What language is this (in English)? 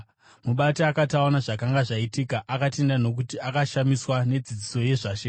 Shona